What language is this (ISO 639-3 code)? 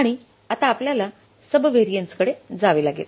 mar